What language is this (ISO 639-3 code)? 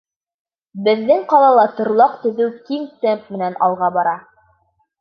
bak